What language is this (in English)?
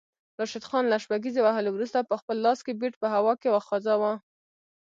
Pashto